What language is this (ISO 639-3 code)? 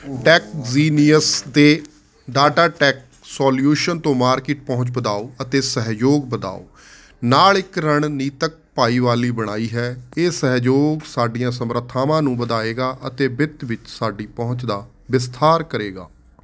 pan